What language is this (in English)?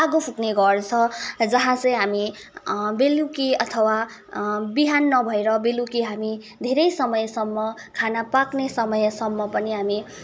Nepali